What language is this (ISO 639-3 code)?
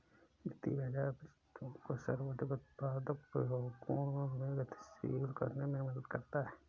hin